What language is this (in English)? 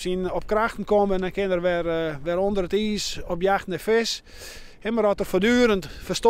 Dutch